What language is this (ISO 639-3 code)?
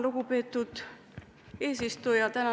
est